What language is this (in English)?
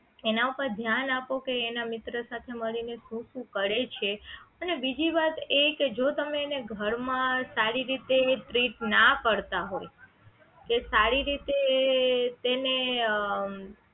Gujarati